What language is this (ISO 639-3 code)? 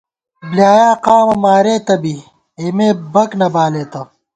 gwt